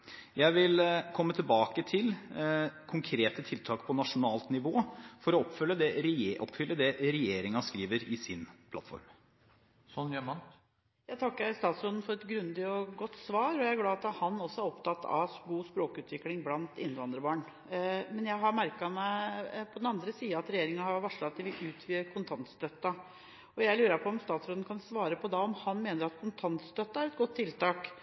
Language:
Norwegian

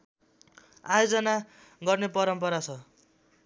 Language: Nepali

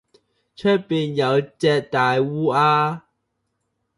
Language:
Cantonese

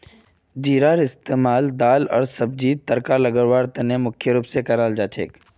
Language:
Magahi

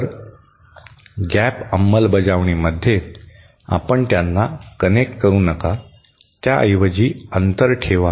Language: Marathi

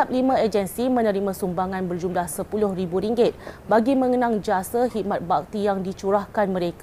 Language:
Malay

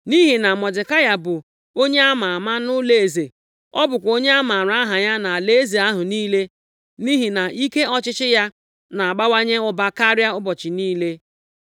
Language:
Igbo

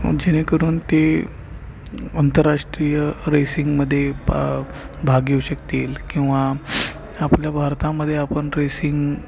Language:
Marathi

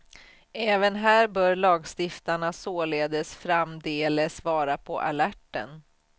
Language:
Swedish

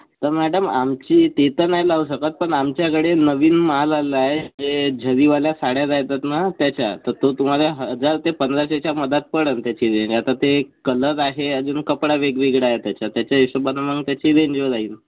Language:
Marathi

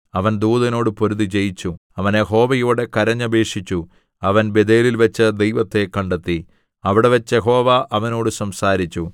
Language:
Malayalam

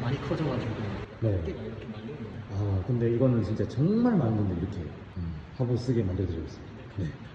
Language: Korean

